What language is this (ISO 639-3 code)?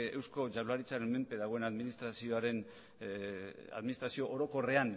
eus